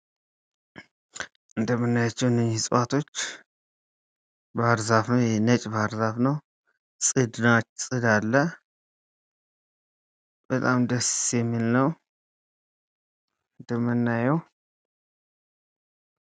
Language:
Amharic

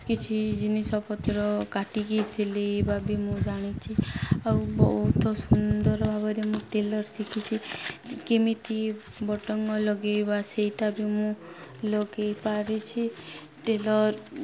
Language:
Odia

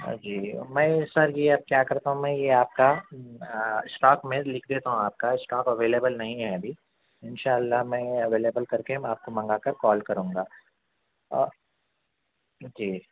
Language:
Urdu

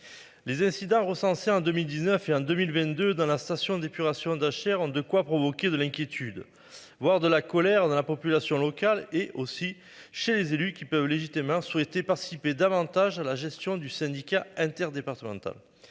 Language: French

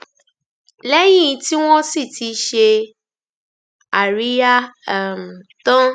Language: Yoruba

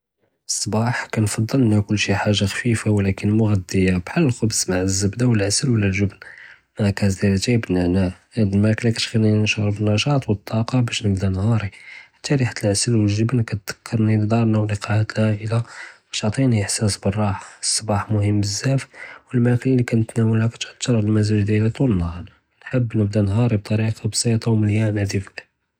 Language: Judeo-Arabic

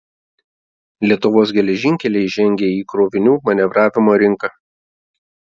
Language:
Lithuanian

